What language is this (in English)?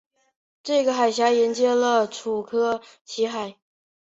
Chinese